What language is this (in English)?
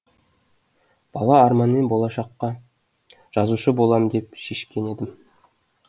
Kazakh